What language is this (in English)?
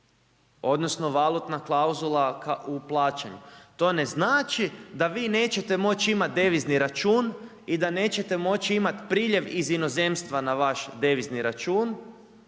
Croatian